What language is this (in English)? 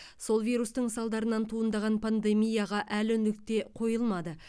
Kazakh